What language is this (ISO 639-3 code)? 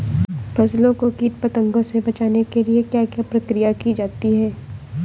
hin